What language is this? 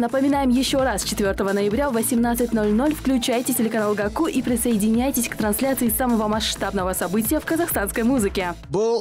Russian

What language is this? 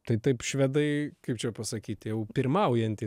Lithuanian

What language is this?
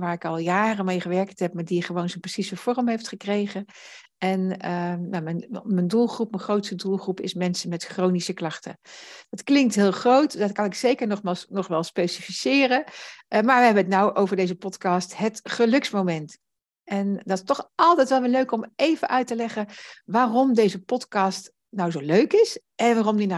Dutch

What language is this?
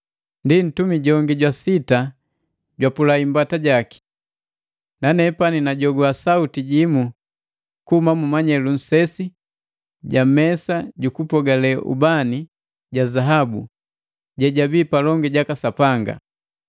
Matengo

